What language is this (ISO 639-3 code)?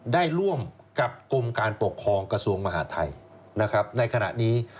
tha